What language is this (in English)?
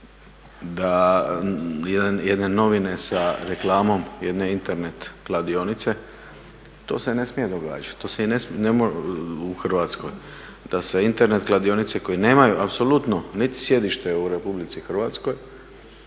Croatian